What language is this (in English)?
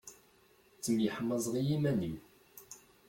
Kabyle